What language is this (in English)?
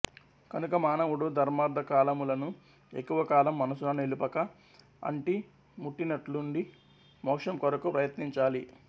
Telugu